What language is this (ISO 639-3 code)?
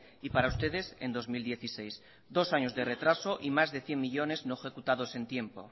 spa